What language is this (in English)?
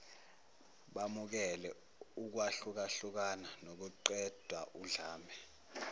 Zulu